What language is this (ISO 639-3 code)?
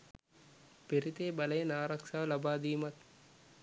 sin